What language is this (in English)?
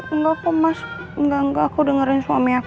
Indonesian